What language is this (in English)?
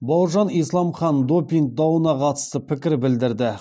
Kazakh